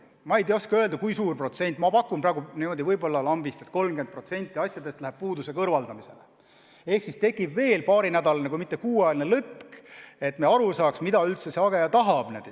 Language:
Estonian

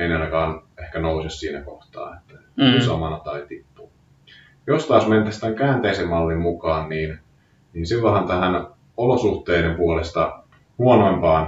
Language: Finnish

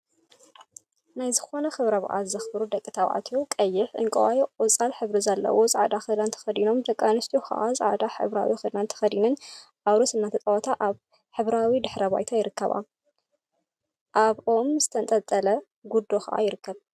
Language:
Tigrinya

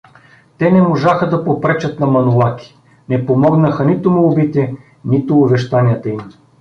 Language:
Bulgarian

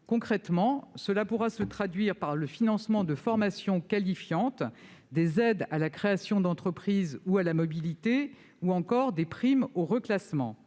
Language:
French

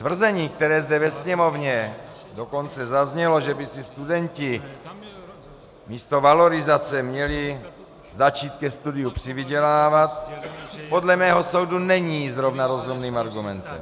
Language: Czech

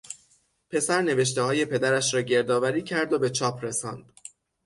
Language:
Persian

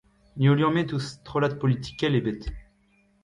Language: Breton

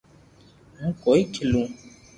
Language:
Loarki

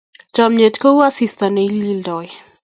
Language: Kalenjin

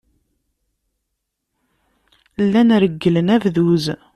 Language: Kabyle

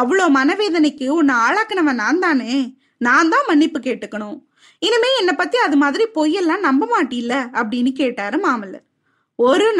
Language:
Tamil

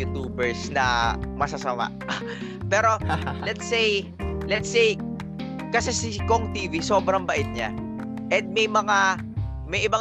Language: Filipino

